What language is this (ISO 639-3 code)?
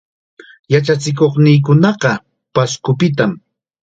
qxa